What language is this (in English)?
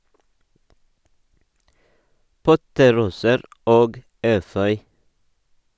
Norwegian